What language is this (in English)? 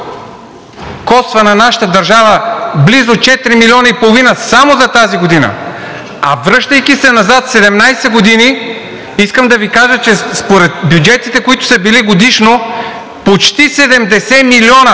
Bulgarian